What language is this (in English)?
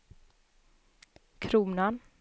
Swedish